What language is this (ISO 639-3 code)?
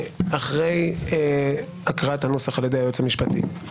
heb